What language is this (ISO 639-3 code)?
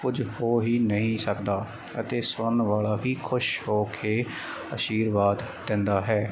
pan